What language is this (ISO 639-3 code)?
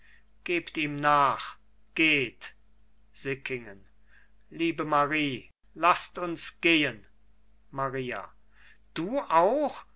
deu